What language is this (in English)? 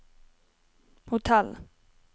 Norwegian